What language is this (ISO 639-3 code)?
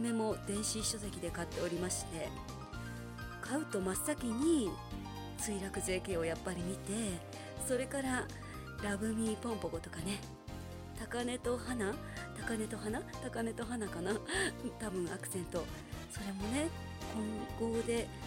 jpn